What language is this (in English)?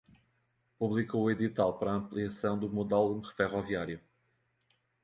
Portuguese